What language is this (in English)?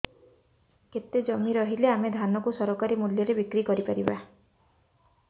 Odia